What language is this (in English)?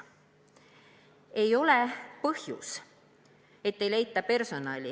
Estonian